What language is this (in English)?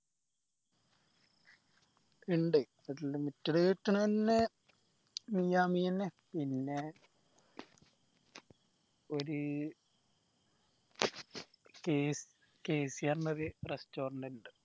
Malayalam